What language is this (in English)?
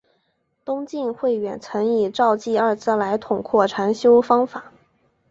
Chinese